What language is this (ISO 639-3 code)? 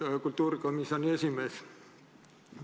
est